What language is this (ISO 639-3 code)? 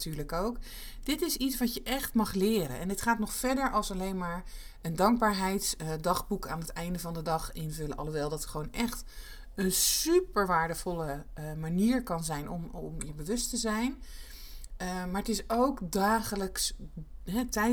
nld